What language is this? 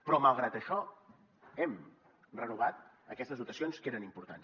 Catalan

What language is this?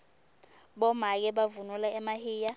Swati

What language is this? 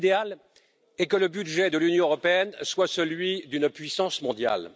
French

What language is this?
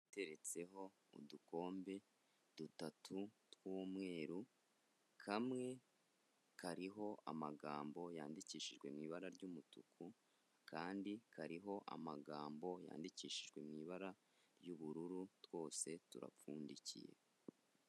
Kinyarwanda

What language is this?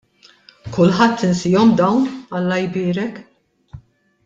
Maltese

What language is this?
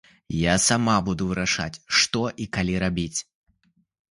Belarusian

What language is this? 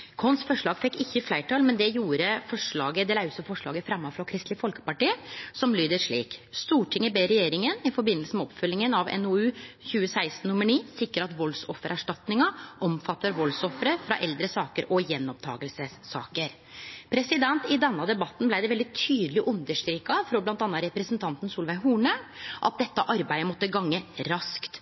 Norwegian Nynorsk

